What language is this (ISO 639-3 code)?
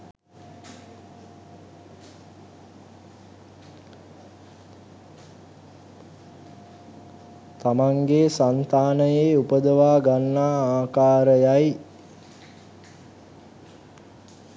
sin